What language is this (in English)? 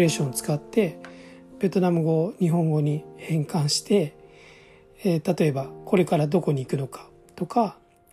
Japanese